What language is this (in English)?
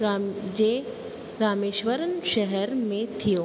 Sindhi